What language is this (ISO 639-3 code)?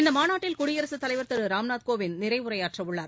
tam